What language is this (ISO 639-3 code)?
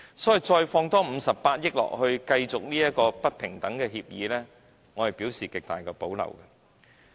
yue